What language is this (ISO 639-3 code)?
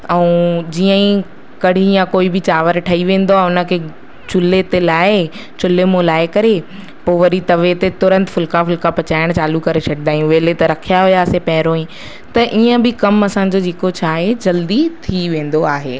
snd